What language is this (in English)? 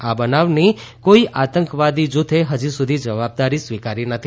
Gujarati